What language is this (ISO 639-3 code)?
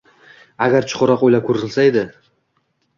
uzb